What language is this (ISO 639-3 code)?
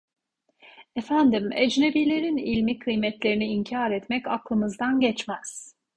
tur